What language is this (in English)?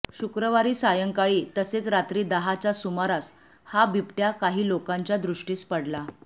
Marathi